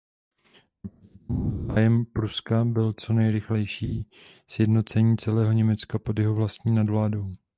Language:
Czech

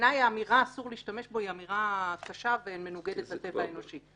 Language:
Hebrew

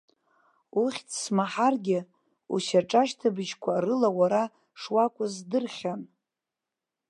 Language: Abkhazian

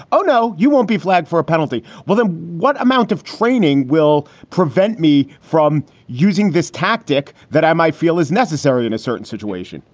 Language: English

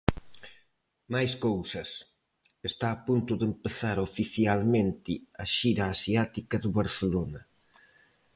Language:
Galician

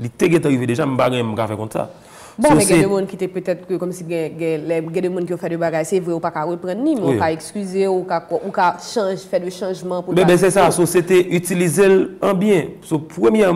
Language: French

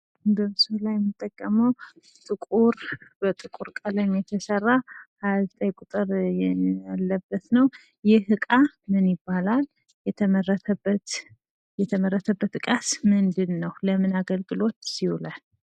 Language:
Amharic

